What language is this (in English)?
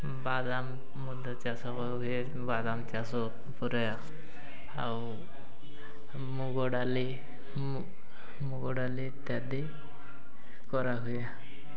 Odia